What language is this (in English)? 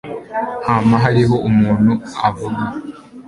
Kinyarwanda